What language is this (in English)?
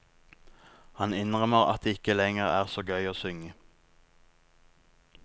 Norwegian